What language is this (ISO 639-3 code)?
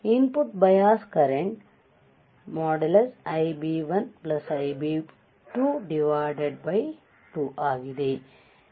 kan